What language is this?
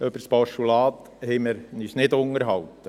Swiss German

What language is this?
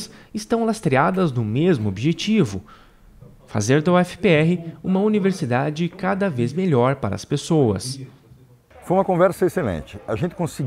Portuguese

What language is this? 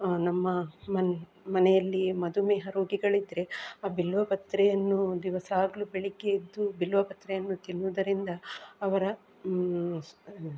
Kannada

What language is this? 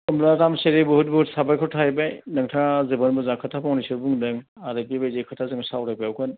Bodo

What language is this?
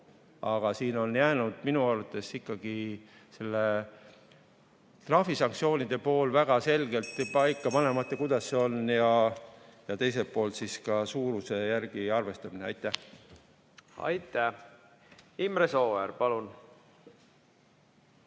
Estonian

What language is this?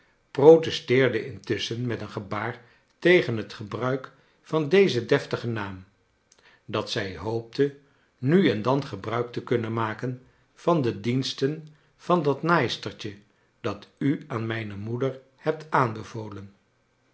Dutch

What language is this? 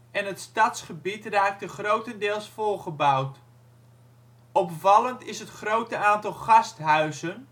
Dutch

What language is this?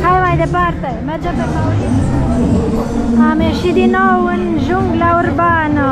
Romanian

